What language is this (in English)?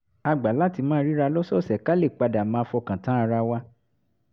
Yoruba